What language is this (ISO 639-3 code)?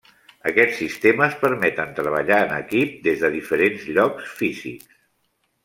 cat